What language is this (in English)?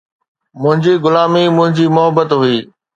Sindhi